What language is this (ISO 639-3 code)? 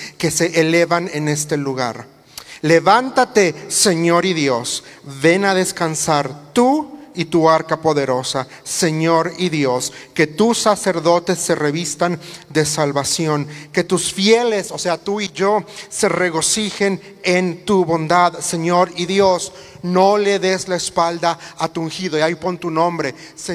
spa